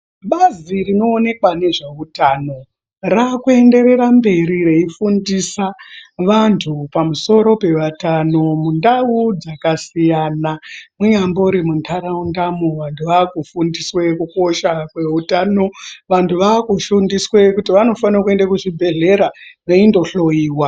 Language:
Ndau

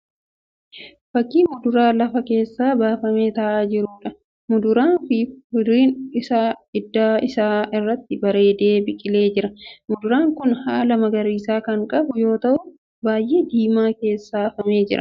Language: Oromo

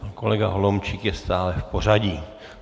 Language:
Czech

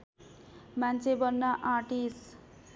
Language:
Nepali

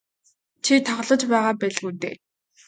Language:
Mongolian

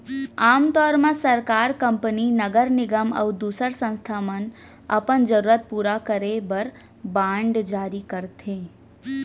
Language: Chhattisgarhi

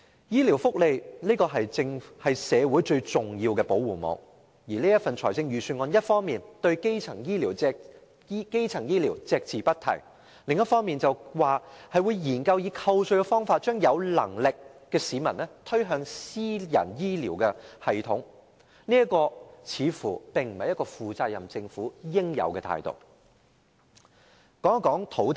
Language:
Cantonese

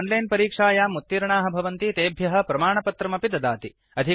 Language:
Sanskrit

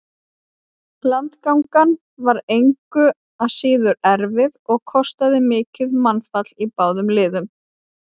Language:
Icelandic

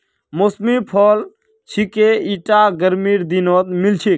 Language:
Magahi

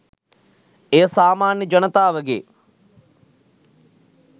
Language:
Sinhala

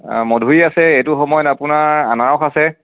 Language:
Assamese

